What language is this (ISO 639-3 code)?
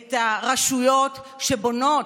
heb